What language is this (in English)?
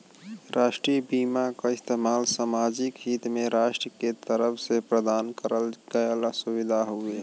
Bhojpuri